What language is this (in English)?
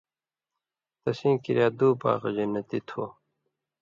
Indus Kohistani